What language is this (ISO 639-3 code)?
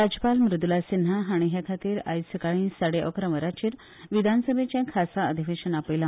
kok